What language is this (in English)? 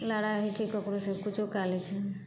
Maithili